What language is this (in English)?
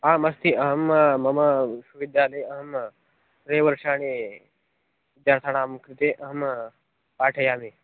Sanskrit